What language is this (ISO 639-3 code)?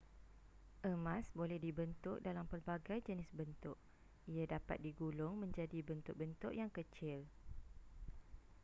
msa